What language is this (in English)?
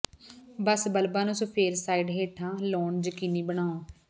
Punjabi